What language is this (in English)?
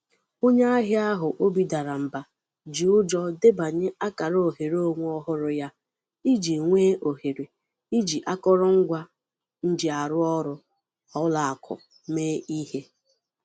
Igbo